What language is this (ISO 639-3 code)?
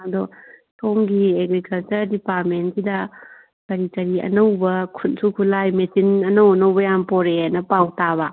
mni